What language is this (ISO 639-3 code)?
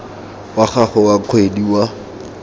tsn